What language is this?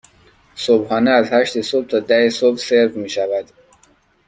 Persian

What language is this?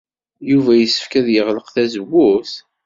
Kabyle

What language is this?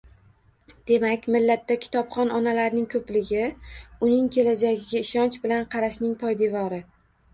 Uzbek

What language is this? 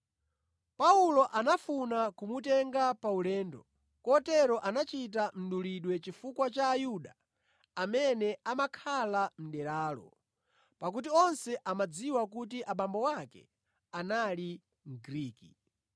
Nyanja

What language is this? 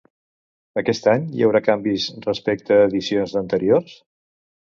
Catalan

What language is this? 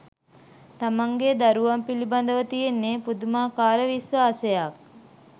Sinhala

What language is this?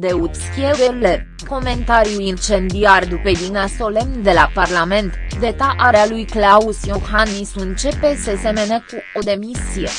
Romanian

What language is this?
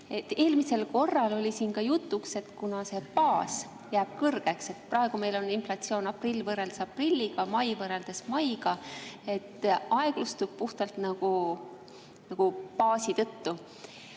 Estonian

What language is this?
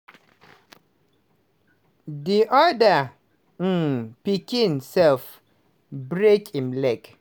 Nigerian Pidgin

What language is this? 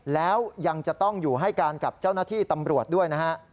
Thai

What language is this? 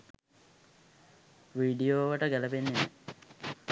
Sinhala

